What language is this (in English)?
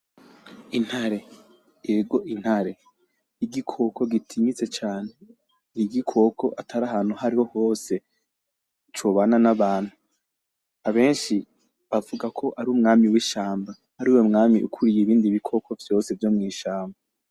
Rundi